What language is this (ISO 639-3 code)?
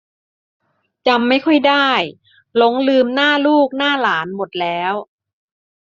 tha